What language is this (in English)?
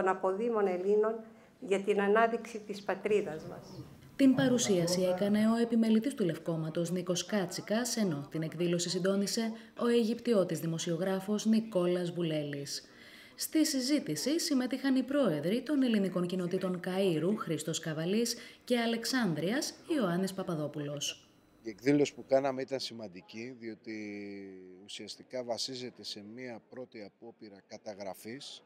Greek